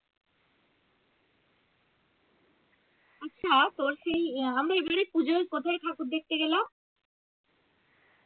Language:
Bangla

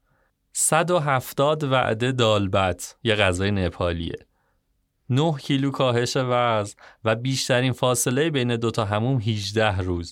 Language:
Persian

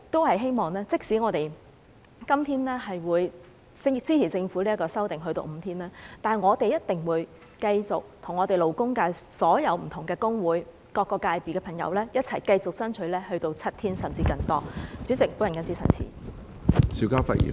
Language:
Cantonese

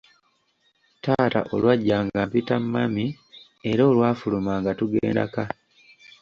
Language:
Ganda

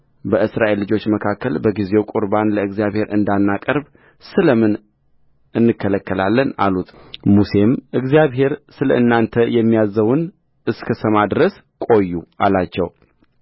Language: Amharic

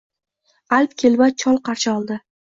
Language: Uzbek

